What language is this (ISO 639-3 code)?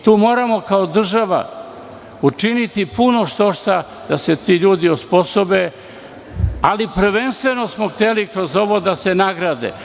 srp